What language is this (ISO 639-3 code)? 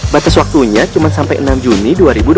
ind